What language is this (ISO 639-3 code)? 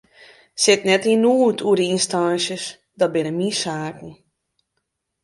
fry